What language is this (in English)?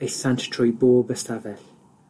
Welsh